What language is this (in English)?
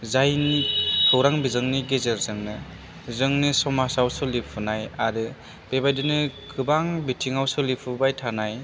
Bodo